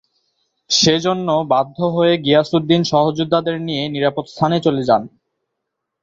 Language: Bangla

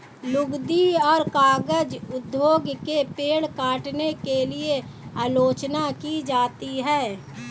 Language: Hindi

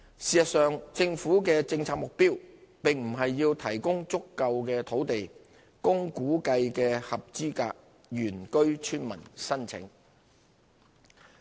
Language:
Cantonese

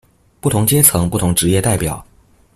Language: Chinese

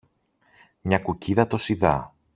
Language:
Greek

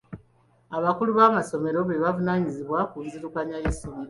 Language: Ganda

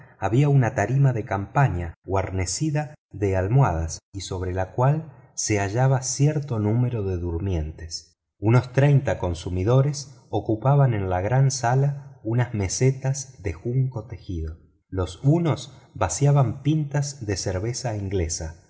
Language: Spanish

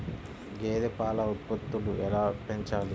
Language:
Telugu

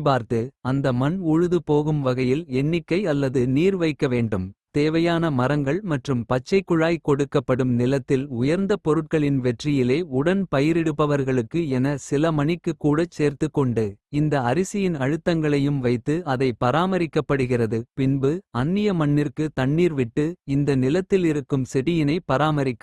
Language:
Kota (India)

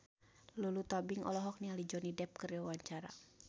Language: Sundanese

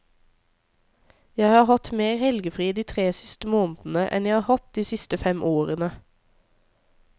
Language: Norwegian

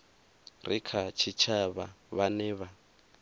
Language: Venda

